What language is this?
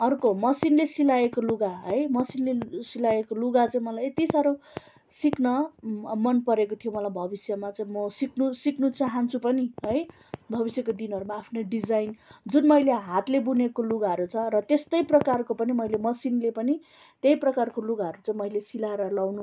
Nepali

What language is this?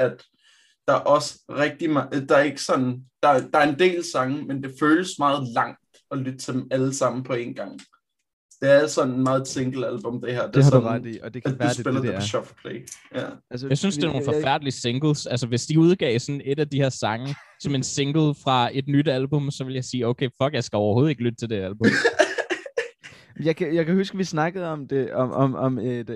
Danish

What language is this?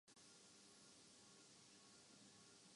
Urdu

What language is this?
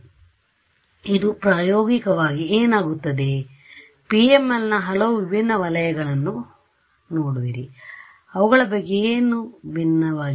Kannada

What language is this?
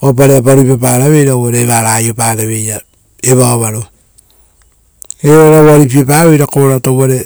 Rotokas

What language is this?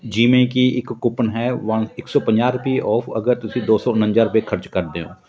Punjabi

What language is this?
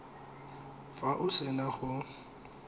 Tswana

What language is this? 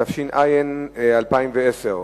Hebrew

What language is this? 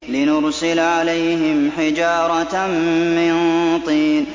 Arabic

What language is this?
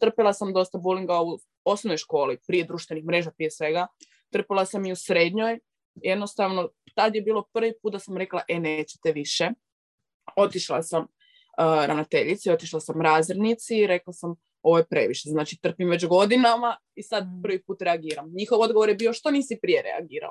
Croatian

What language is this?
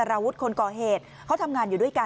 Thai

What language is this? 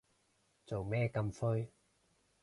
Cantonese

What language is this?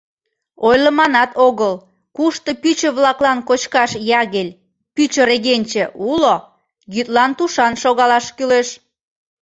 Mari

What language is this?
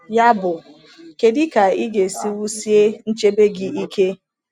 Igbo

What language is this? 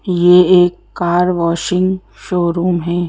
Hindi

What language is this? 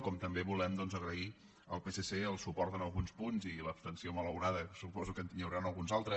Catalan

